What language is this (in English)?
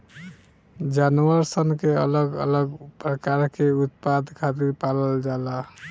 Bhojpuri